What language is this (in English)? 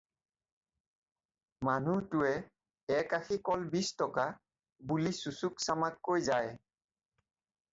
Assamese